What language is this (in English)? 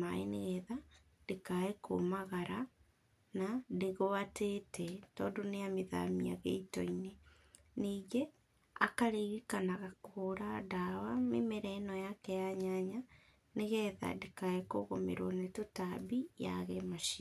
Kikuyu